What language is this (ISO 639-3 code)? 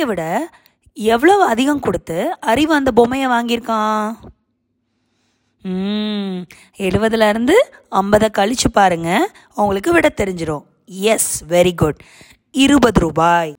tam